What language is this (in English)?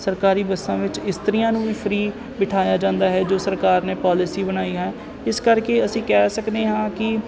Punjabi